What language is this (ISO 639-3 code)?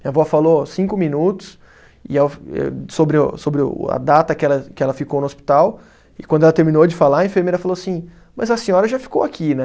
por